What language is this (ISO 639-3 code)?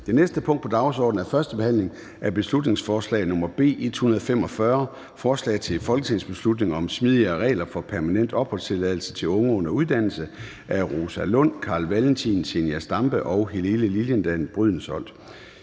dan